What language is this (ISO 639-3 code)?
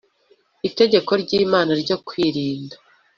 kin